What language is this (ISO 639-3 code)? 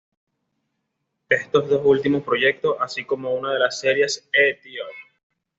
spa